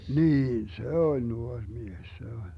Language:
Finnish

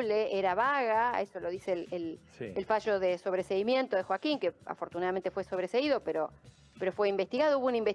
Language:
Spanish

